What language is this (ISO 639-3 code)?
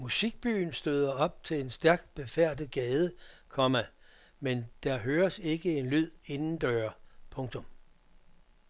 dan